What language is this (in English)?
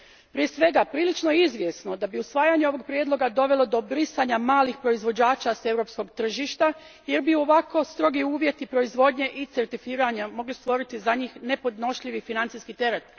Croatian